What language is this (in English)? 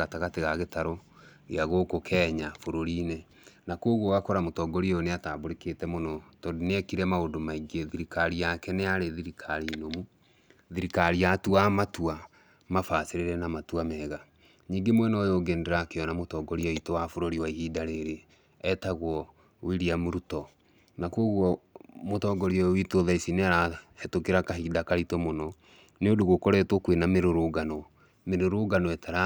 Kikuyu